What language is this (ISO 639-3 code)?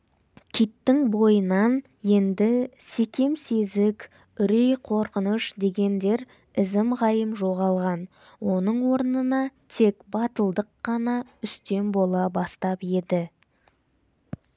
kaz